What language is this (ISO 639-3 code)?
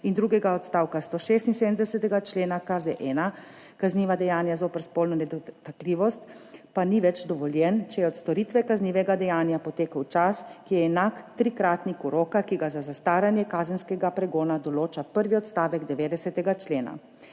slv